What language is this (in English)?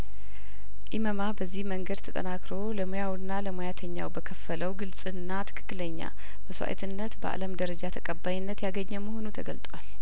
Amharic